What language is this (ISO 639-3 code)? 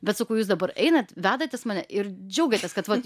lit